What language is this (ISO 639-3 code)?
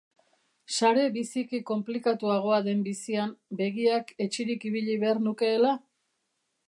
eus